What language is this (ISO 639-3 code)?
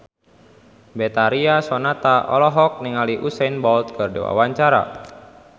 sun